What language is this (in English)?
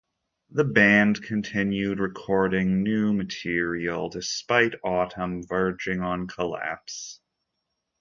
English